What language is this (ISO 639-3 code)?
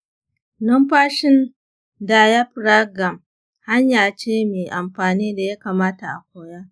hau